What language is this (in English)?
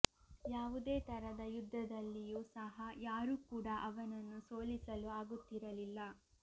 Kannada